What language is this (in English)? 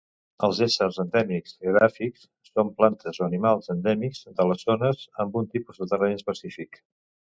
Catalan